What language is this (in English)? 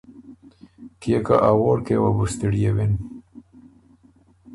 Ormuri